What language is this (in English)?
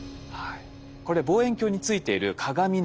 Japanese